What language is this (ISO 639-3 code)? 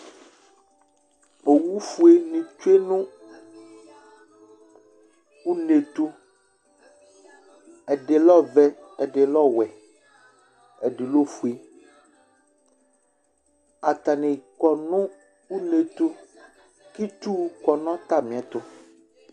kpo